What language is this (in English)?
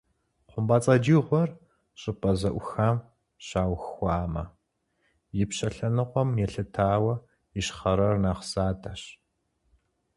Kabardian